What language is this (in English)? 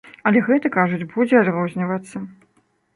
Belarusian